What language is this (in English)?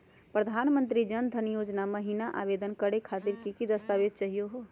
Magahi